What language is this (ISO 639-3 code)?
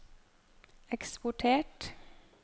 nor